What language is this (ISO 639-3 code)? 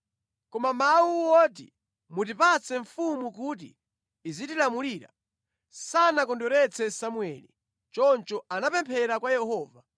nya